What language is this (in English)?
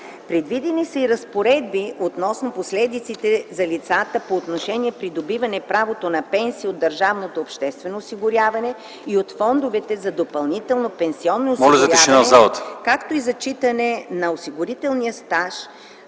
Bulgarian